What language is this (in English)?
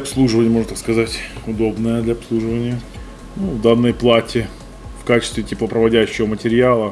Russian